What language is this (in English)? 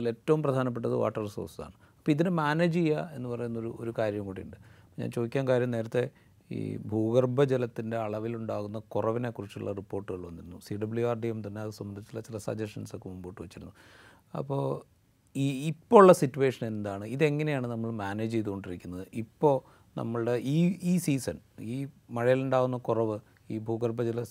Malayalam